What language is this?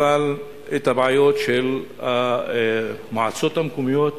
Hebrew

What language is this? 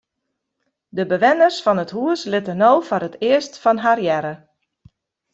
Western Frisian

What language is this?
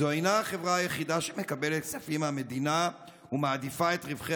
Hebrew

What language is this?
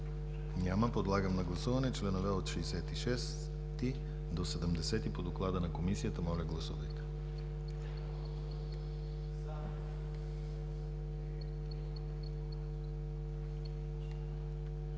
Bulgarian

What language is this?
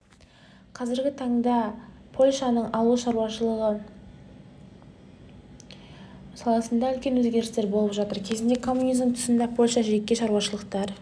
Kazakh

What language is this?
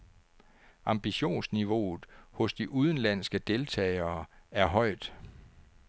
Danish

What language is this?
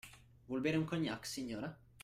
Italian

